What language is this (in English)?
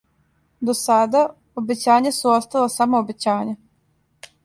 Serbian